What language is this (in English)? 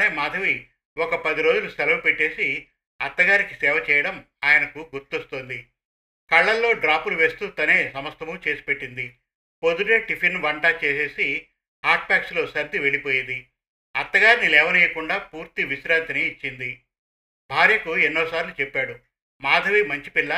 Telugu